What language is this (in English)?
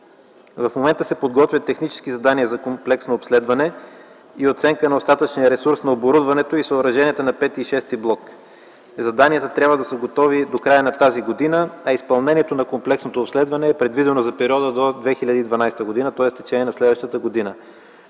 Bulgarian